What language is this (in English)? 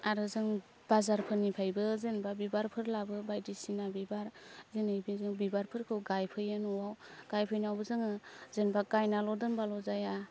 Bodo